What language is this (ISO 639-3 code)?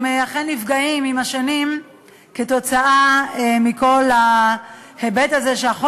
heb